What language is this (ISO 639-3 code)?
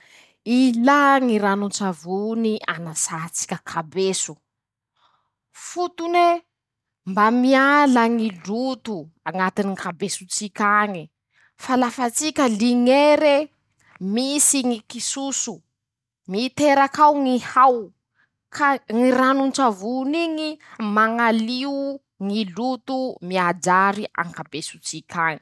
msh